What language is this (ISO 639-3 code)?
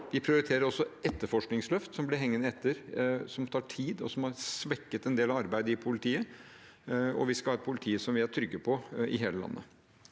nor